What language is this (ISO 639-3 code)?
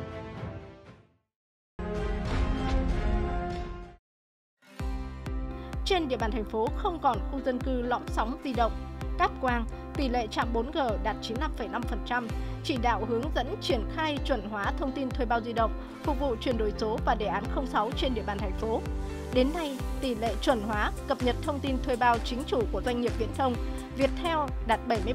vie